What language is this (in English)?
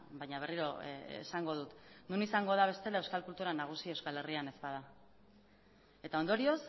Basque